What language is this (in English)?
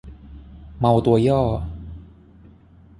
Thai